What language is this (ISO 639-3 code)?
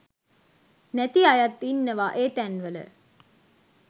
sin